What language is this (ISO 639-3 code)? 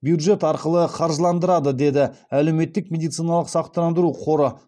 kaz